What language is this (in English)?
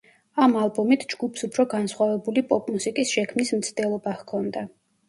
Georgian